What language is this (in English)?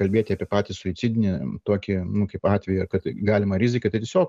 Lithuanian